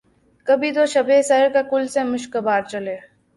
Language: Urdu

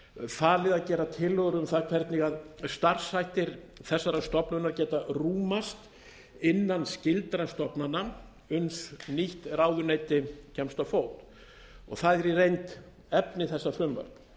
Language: Icelandic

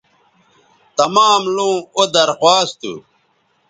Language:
Bateri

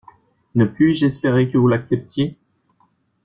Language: French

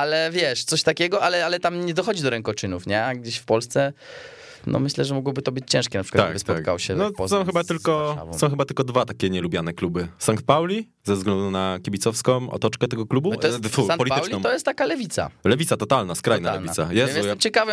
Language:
Polish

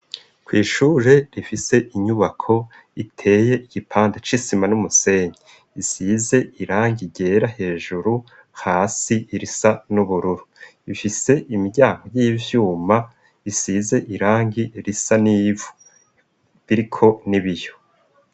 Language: Rundi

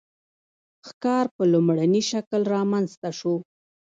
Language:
Pashto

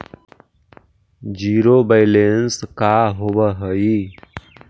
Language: Magahi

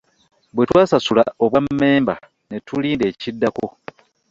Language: Ganda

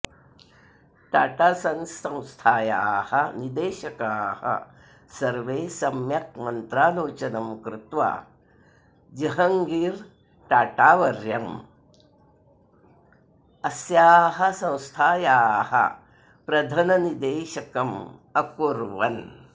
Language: Sanskrit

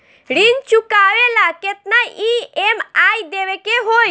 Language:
Bhojpuri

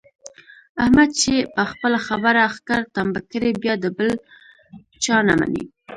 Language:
Pashto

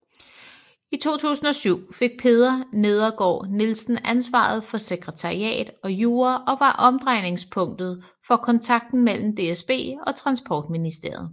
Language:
Danish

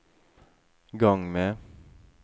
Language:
Norwegian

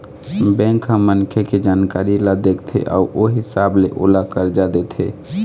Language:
Chhattisgarhi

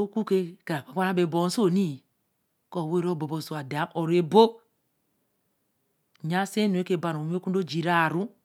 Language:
Eleme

